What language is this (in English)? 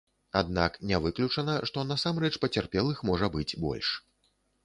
Belarusian